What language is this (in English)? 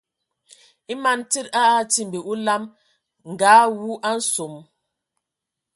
Ewondo